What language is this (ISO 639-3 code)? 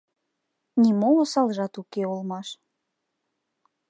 chm